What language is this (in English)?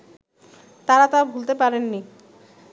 Bangla